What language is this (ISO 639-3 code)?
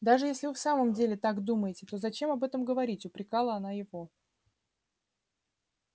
rus